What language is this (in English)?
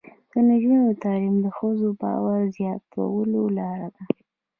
Pashto